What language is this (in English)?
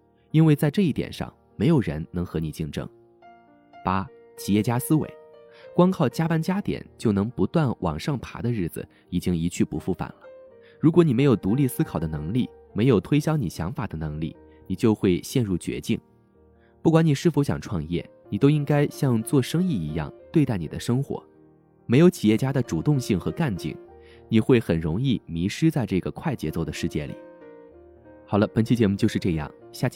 Chinese